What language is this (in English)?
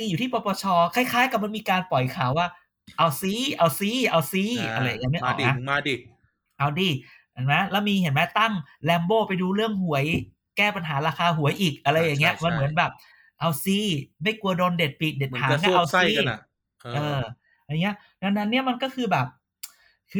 Thai